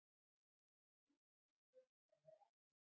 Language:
Icelandic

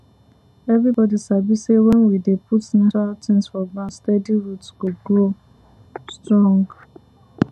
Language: Nigerian Pidgin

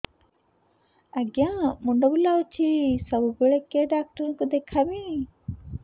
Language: Odia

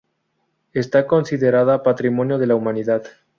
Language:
Spanish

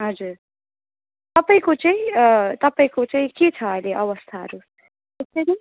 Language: Nepali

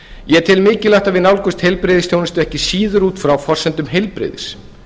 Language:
Icelandic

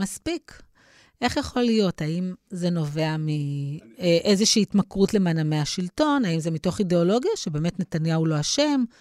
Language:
Hebrew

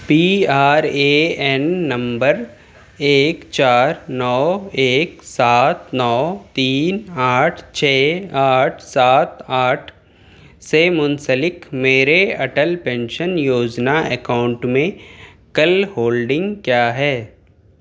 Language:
Urdu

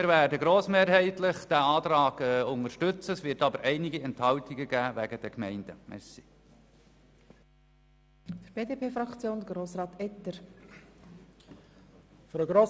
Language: Swiss German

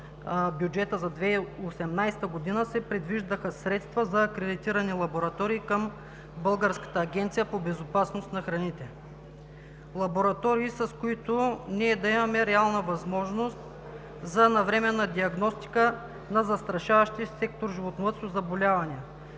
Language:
Bulgarian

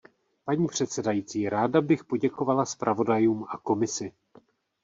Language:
Czech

